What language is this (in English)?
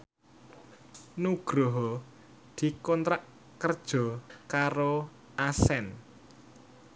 Javanese